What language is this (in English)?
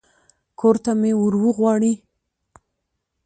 Pashto